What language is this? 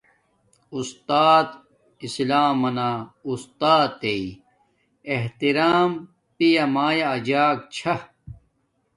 Domaaki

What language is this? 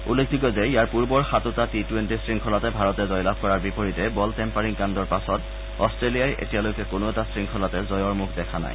Assamese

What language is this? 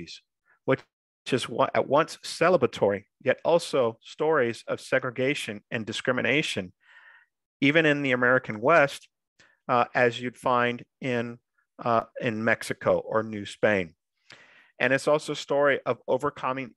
English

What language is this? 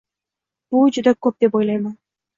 Uzbek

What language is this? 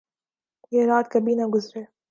Urdu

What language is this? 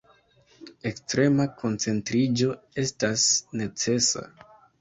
Esperanto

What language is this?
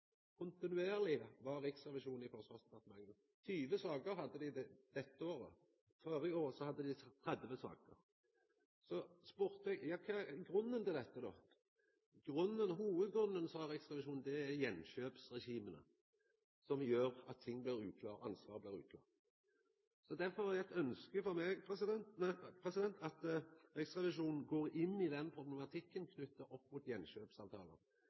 Norwegian Nynorsk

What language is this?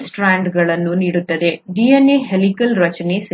Kannada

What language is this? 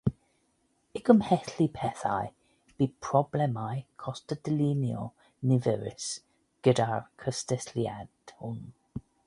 Welsh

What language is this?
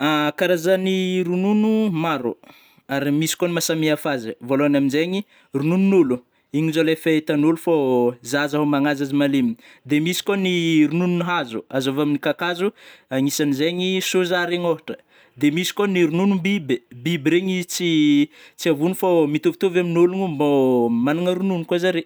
Northern Betsimisaraka Malagasy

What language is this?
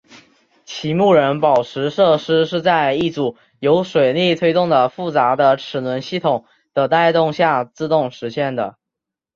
Chinese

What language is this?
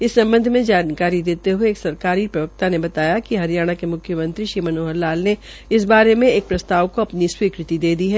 Hindi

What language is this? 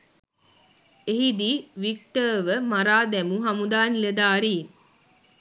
Sinhala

